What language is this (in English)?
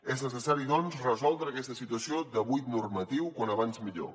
Catalan